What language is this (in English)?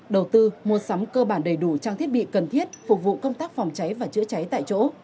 Vietnamese